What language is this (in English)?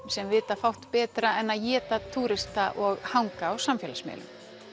Icelandic